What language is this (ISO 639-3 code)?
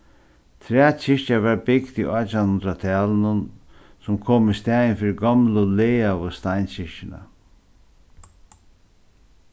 fao